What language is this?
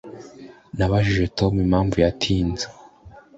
Kinyarwanda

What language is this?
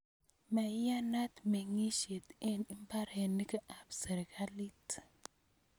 Kalenjin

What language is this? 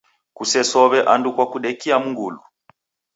Taita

